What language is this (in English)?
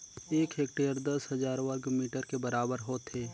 Chhattisgarhi